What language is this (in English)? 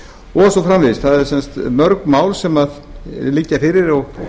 Icelandic